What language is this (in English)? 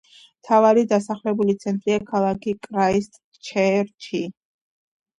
Georgian